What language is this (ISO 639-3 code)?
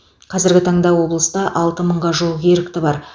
kaz